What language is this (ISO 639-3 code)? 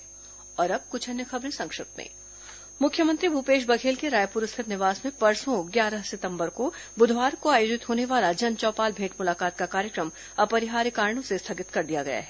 hin